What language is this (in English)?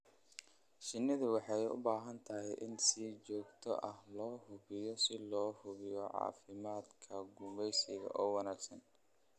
Somali